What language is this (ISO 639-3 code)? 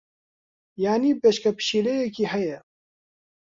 ckb